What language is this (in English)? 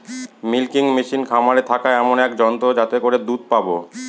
Bangla